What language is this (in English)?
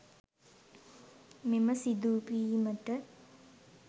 Sinhala